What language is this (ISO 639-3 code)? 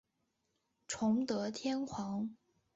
zho